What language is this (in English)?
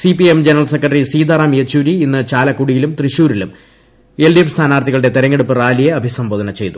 Malayalam